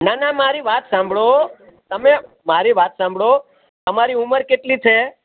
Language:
Gujarati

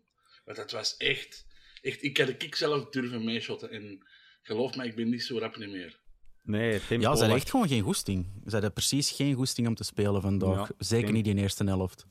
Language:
Dutch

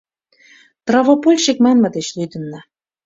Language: Mari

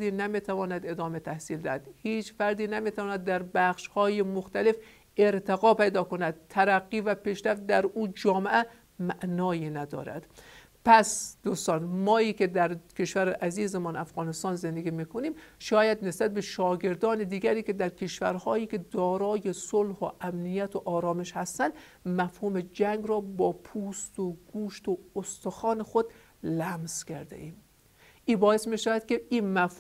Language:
Persian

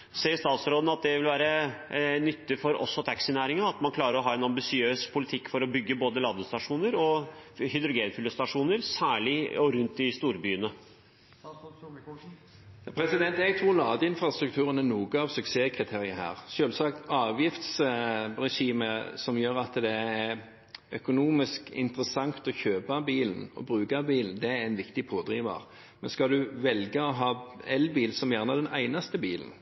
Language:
Norwegian Bokmål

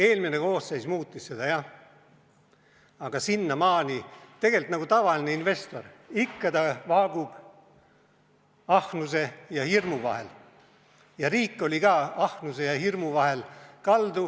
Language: Estonian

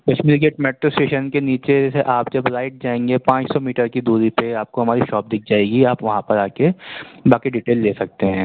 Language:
Urdu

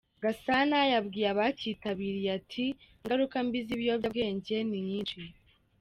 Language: Kinyarwanda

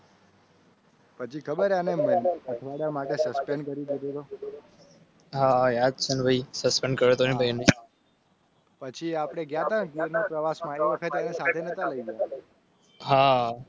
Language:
Gujarati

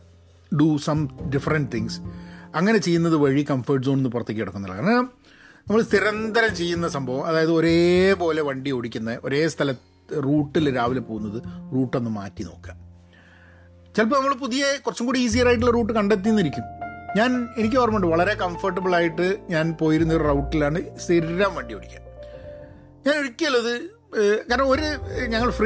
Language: Malayalam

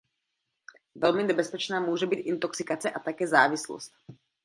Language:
Czech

